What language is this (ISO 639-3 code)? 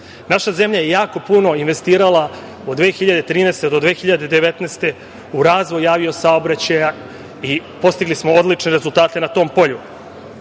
srp